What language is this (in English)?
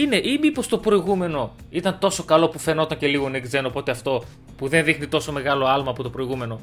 Greek